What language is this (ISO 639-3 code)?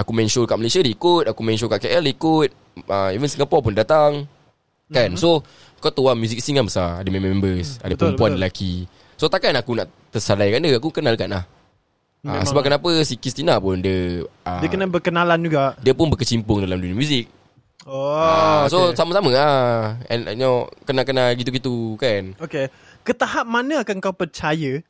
msa